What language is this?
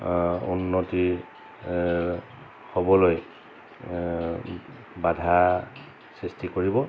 Assamese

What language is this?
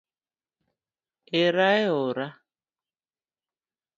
Luo (Kenya and Tanzania)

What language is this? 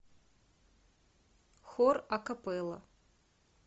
Russian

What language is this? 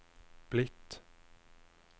Norwegian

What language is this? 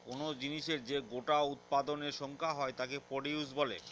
Bangla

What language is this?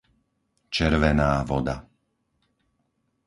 Slovak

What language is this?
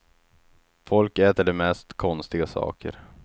Swedish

